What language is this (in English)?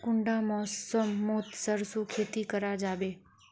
Magahi